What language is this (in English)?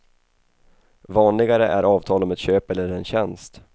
Swedish